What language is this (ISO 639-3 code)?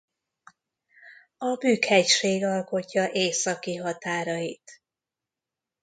hun